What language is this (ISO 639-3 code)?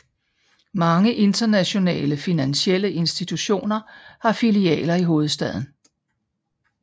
dan